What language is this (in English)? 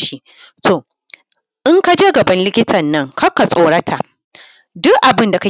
Hausa